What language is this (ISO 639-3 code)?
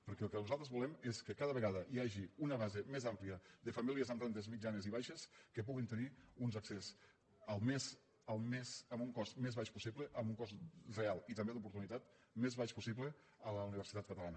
cat